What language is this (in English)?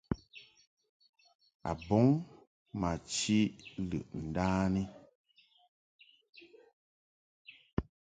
Mungaka